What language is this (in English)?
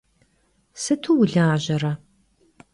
Kabardian